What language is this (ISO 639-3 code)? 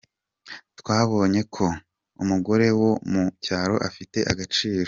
kin